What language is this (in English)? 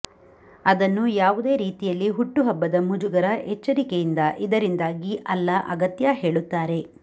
Kannada